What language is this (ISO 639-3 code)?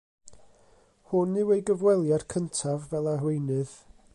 cym